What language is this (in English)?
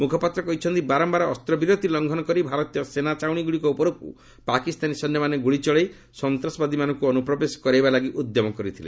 Odia